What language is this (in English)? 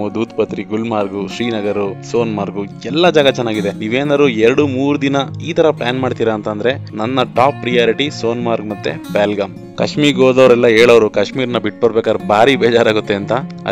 Kannada